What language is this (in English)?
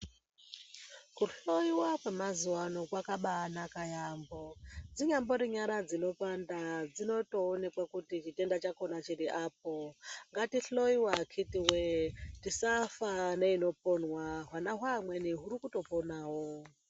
Ndau